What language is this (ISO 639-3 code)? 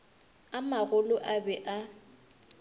nso